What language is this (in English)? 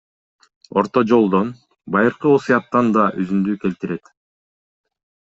Kyrgyz